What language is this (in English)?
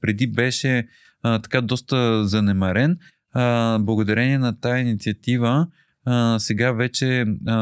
Bulgarian